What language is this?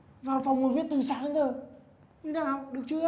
Vietnamese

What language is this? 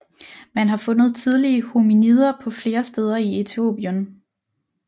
Danish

